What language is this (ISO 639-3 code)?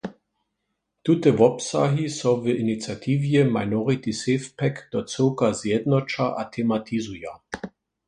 hsb